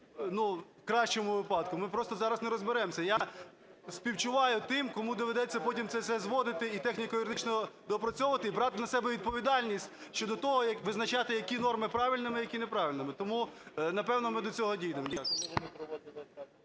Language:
Ukrainian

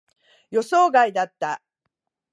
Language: Japanese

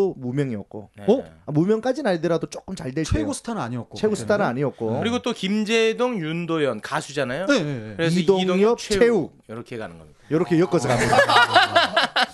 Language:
Korean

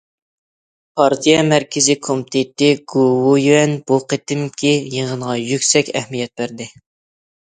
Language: Uyghur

